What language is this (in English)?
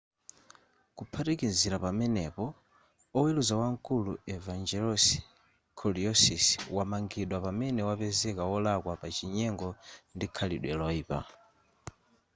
Nyanja